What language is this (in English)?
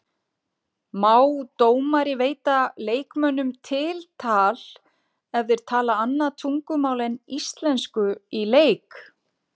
Icelandic